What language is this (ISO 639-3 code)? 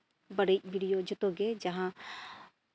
sat